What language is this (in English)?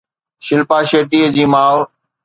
Sindhi